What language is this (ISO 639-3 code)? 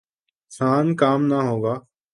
urd